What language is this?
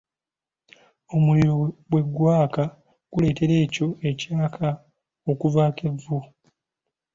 Ganda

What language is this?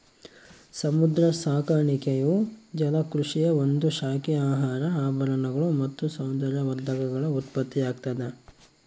Kannada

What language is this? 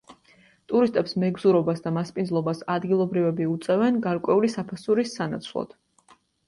Georgian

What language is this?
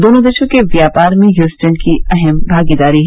Hindi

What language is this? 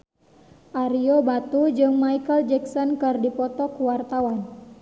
Sundanese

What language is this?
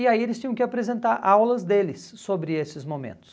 Portuguese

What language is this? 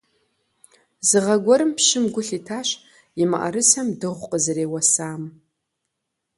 Kabardian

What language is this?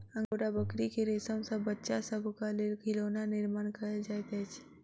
Maithili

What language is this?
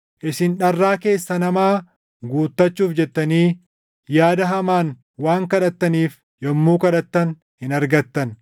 Oromo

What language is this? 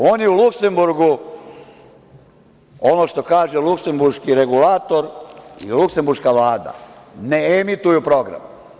Serbian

